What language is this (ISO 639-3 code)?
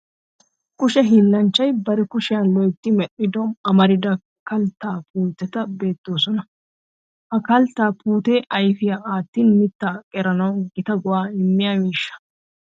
wal